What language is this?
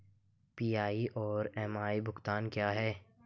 Hindi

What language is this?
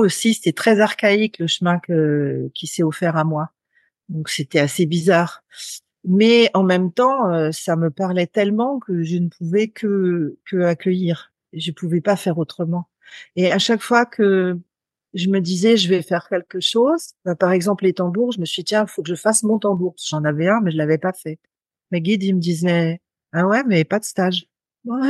French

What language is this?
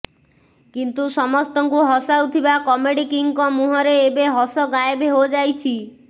Odia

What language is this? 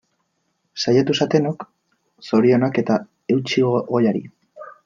Basque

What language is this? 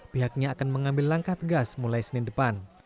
Indonesian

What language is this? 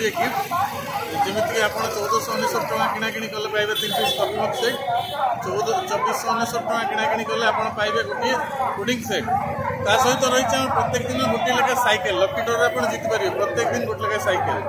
Bangla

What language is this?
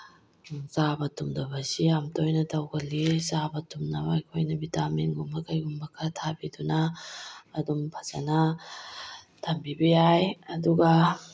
Manipuri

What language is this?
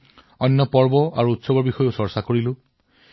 Assamese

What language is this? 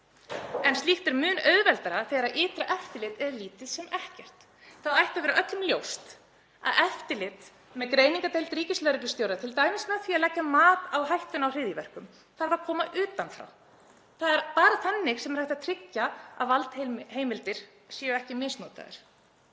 Icelandic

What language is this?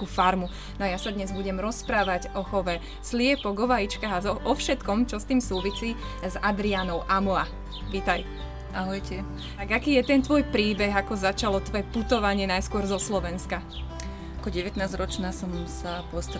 Slovak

